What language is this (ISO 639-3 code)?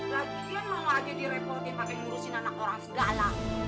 ind